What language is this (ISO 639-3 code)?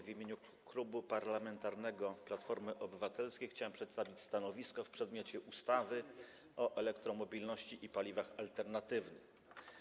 pol